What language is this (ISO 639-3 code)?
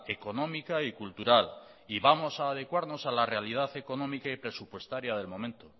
spa